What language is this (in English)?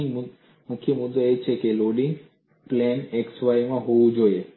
Gujarati